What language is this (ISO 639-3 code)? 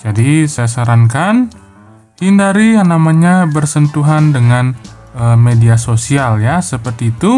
ind